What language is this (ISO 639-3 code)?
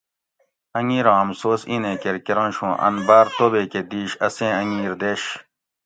gwc